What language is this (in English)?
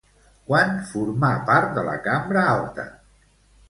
Catalan